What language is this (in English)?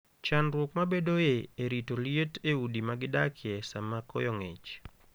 Luo (Kenya and Tanzania)